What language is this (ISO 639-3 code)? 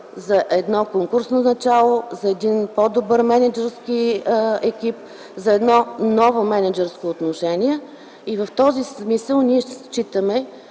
bul